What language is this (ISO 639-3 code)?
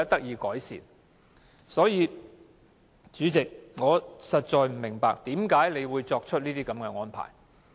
yue